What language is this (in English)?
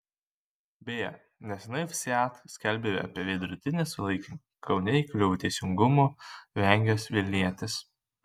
Lithuanian